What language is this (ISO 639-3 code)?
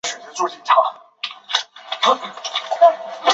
zho